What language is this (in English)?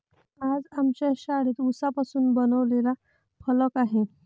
Marathi